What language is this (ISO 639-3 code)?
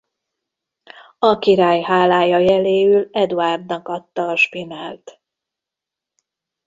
hun